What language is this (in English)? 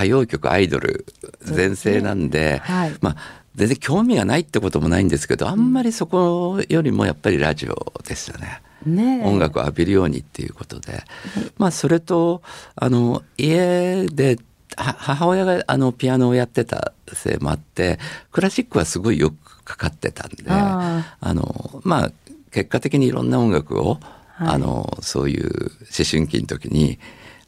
Japanese